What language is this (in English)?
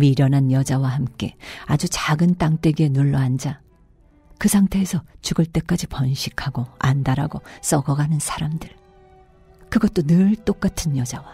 Korean